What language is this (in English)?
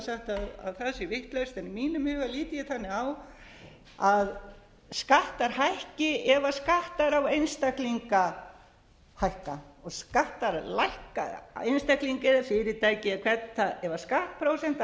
Icelandic